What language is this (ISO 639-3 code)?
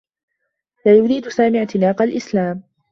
ara